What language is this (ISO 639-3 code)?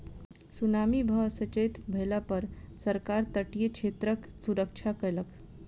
mai